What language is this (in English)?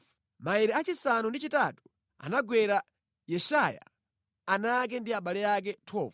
Nyanja